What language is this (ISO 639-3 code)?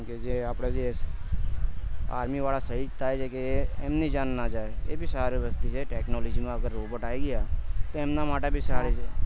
guj